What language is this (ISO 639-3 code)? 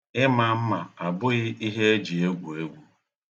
ibo